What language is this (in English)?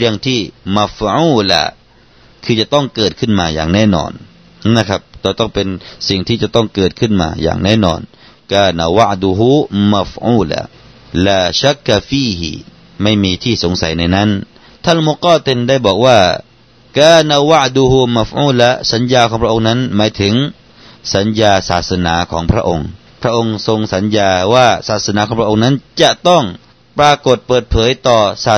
Thai